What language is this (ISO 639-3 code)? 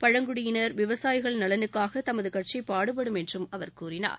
tam